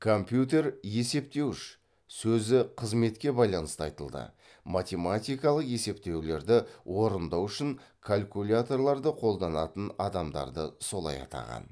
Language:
Kazakh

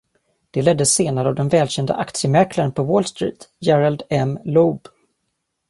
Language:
Swedish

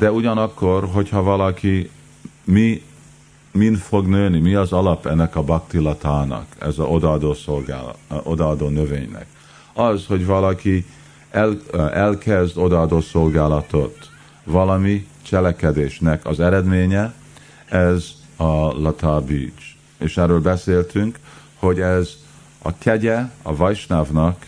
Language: Hungarian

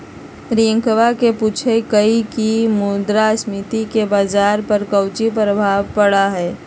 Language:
Magahi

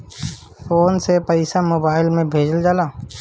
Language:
Bhojpuri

